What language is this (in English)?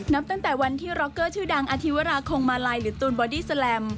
Thai